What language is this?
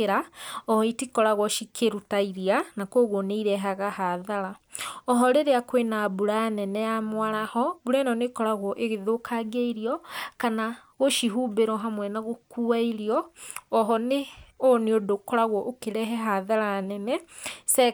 Kikuyu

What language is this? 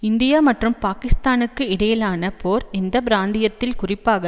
Tamil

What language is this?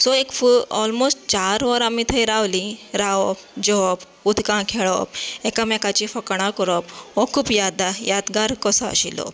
Konkani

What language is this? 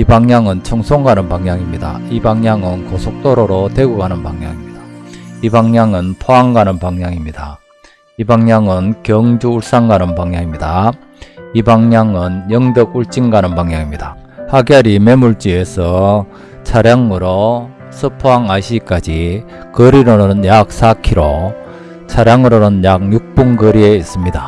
Korean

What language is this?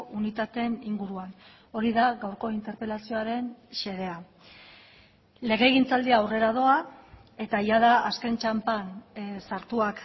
Basque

